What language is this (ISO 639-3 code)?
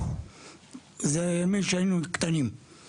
heb